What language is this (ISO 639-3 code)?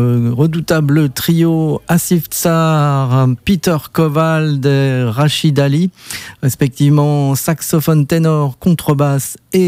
fra